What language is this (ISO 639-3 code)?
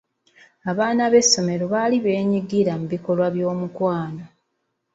lug